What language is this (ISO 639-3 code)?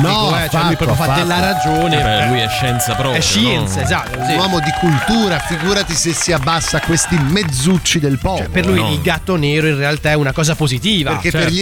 ita